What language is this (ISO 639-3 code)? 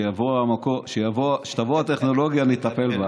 heb